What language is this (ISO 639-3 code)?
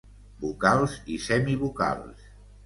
cat